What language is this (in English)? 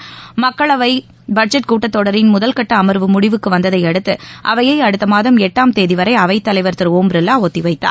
Tamil